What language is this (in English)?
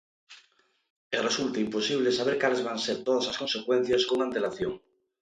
Galician